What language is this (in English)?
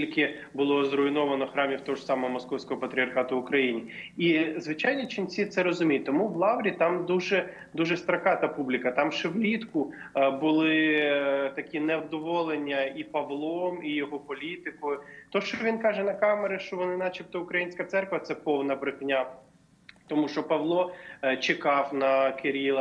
Ukrainian